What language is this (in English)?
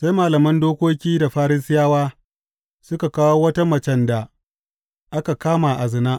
Hausa